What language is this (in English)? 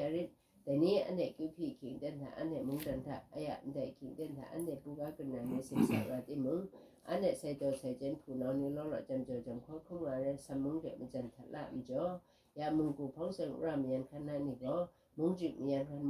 Thai